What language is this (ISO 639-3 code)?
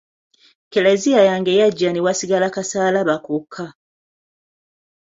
lug